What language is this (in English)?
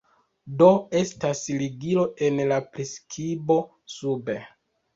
Esperanto